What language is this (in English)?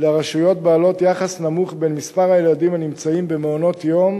Hebrew